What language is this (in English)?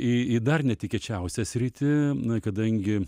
Lithuanian